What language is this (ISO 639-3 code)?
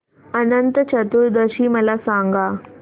mar